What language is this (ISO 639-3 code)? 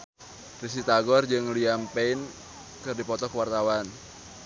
sun